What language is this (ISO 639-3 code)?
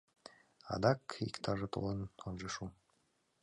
chm